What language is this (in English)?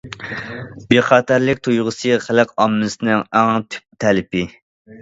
Uyghur